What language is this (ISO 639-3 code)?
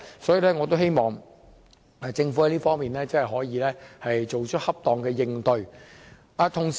yue